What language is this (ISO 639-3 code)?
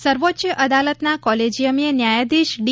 guj